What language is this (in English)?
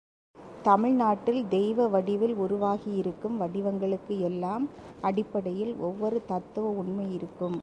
Tamil